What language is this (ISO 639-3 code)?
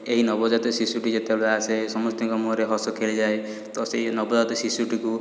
ori